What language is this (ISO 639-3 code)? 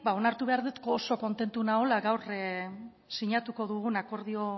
eus